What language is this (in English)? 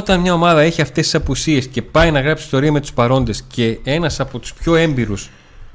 Greek